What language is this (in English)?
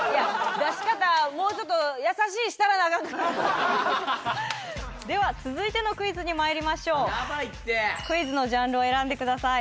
Japanese